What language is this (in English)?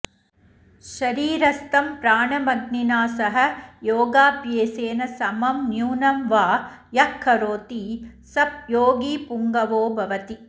Sanskrit